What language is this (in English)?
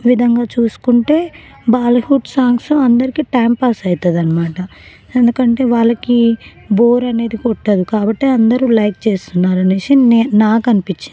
Telugu